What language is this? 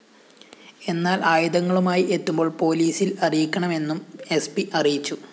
Malayalam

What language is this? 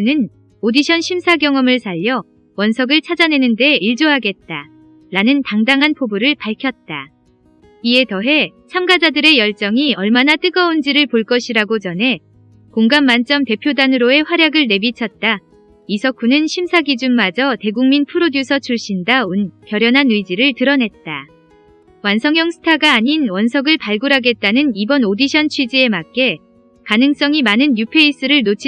Korean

